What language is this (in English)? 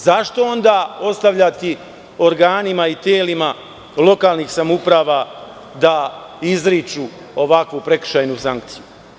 Serbian